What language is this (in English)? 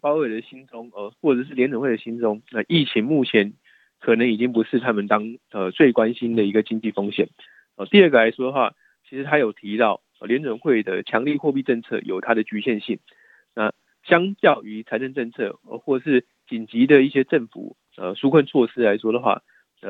Chinese